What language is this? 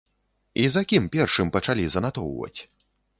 Belarusian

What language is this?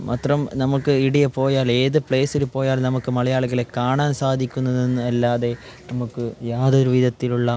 Malayalam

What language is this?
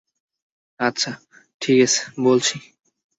Bangla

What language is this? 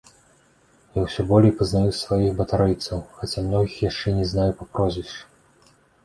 Belarusian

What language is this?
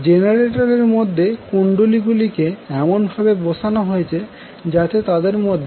Bangla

